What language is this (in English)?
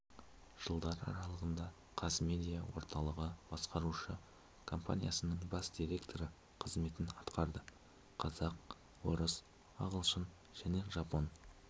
Kazakh